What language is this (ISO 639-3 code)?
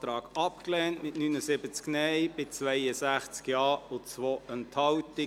gsw